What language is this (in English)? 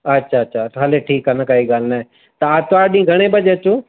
Sindhi